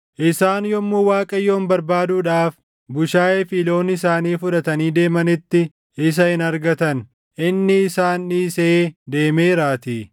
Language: Oromo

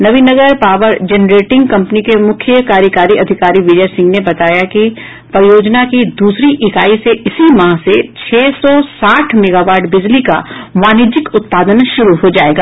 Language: Hindi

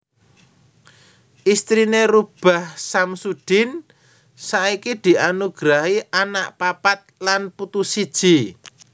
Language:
Javanese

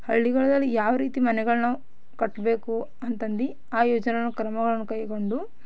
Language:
Kannada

